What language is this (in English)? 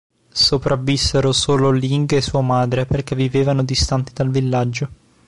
Italian